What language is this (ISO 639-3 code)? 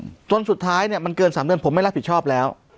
tha